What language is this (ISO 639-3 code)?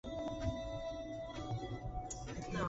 spa